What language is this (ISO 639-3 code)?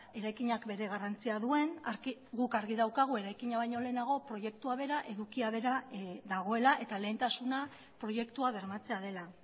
eus